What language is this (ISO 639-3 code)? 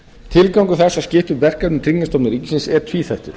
isl